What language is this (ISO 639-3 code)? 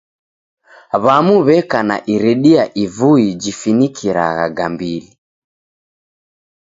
dav